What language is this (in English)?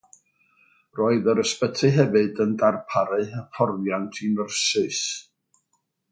Welsh